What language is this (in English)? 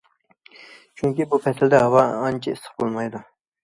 Uyghur